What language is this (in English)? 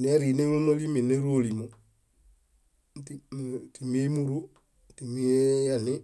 Bayot